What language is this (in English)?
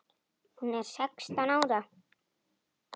Icelandic